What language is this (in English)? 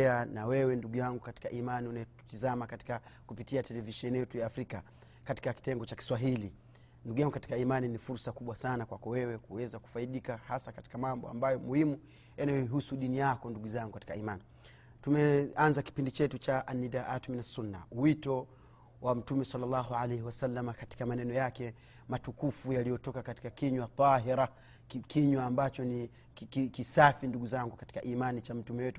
Swahili